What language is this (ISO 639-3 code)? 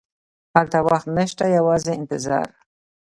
pus